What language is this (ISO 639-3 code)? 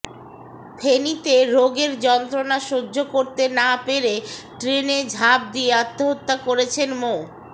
ben